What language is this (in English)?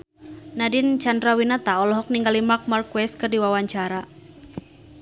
Sundanese